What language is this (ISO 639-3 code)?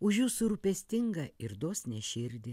lit